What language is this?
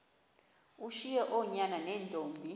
Xhosa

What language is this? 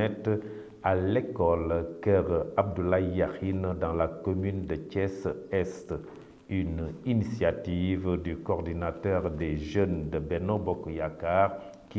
French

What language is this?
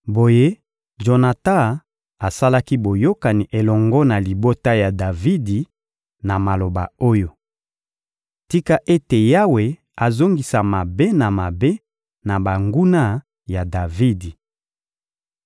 Lingala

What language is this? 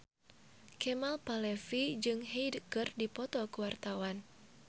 Sundanese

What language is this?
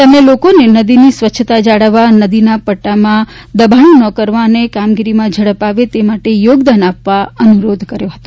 Gujarati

